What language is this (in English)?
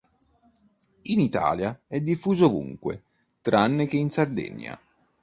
Italian